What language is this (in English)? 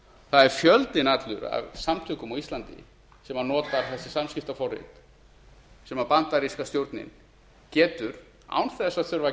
Icelandic